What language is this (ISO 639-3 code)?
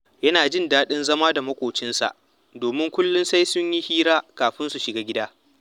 hau